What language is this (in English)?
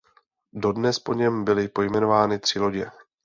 Czech